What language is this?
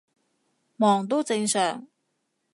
Cantonese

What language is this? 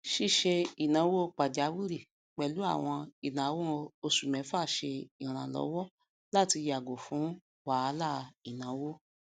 Yoruba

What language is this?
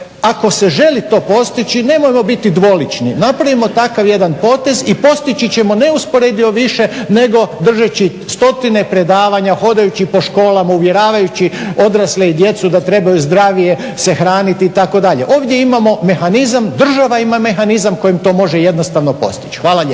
Croatian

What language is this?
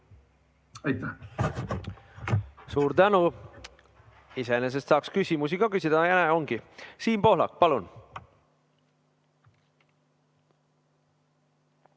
Estonian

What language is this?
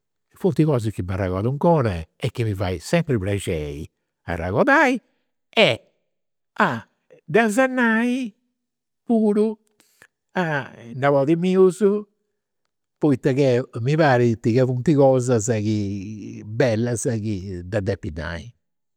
Campidanese Sardinian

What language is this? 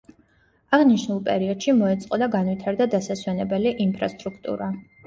Georgian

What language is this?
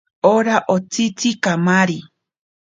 Ashéninka Perené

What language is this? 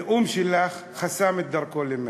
Hebrew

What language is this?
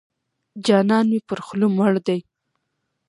Pashto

